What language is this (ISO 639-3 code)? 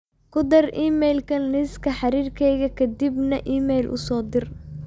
som